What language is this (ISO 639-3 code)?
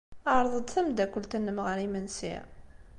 kab